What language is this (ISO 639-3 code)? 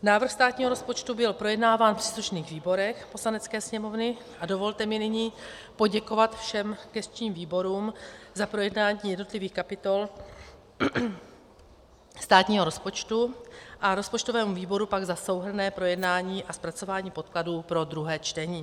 ces